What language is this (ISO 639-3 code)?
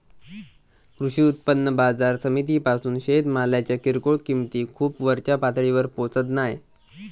mar